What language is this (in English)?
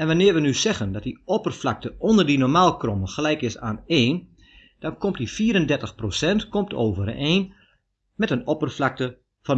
Dutch